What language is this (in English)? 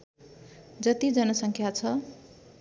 Nepali